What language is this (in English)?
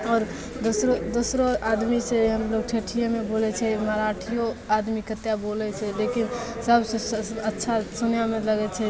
Maithili